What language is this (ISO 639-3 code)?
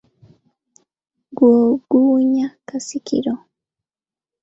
lug